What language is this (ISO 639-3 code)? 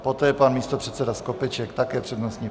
ces